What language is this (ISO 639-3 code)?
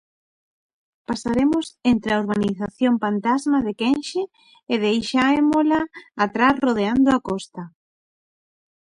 glg